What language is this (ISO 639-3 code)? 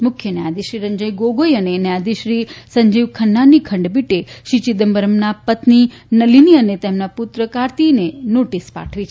guj